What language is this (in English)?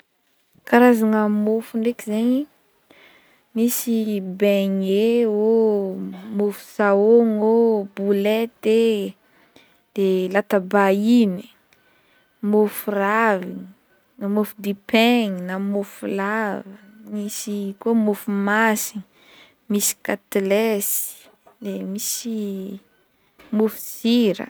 Northern Betsimisaraka Malagasy